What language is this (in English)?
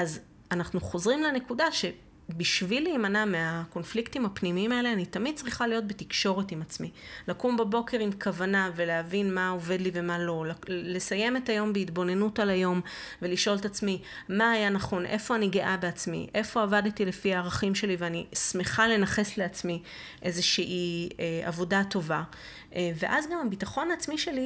Hebrew